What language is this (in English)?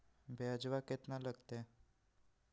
Magahi